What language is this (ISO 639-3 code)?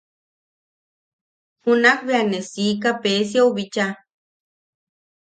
yaq